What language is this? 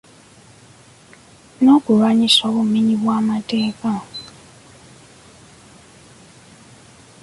Ganda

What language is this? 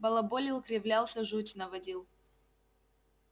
Russian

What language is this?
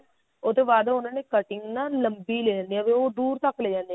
Punjabi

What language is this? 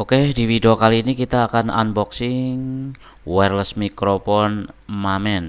Indonesian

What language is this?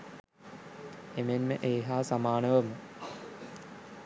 Sinhala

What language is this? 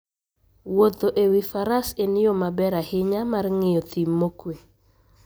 Luo (Kenya and Tanzania)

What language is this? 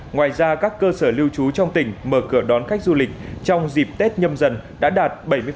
Vietnamese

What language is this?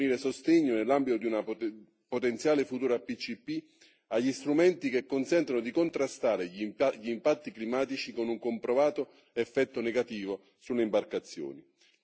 Italian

